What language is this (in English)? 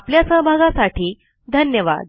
Marathi